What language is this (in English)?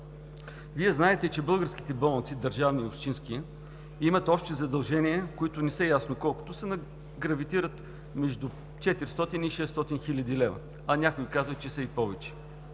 Bulgarian